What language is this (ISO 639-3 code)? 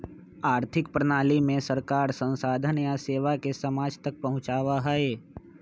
mag